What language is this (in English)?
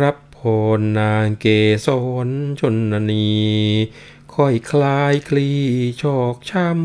Thai